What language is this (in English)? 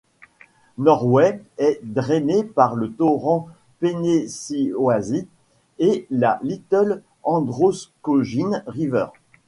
French